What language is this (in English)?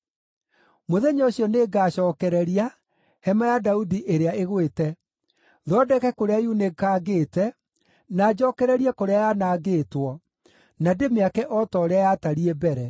Kikuyu